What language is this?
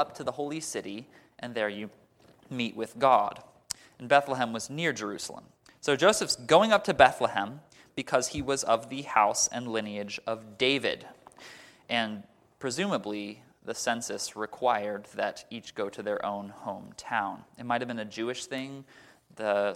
English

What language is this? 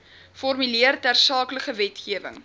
Afrikaans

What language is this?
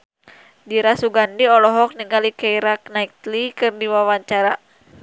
Sundanese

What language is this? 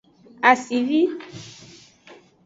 Aja (Benin)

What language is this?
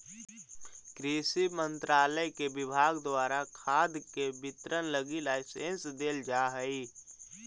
Magahi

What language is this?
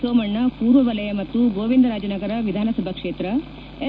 Kannada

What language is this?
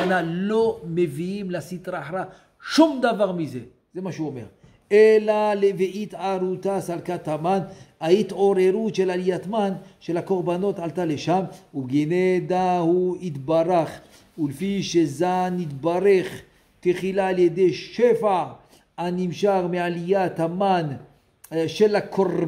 Hebrew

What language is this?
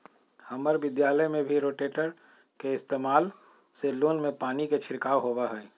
Magahi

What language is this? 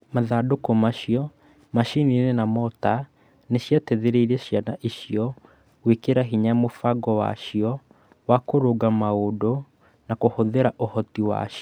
Kikuyu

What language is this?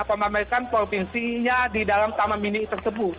Indonesian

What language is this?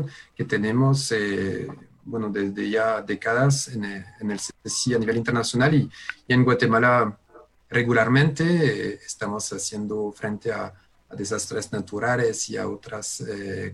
Spanish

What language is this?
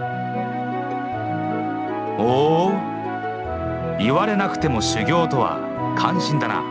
Japanese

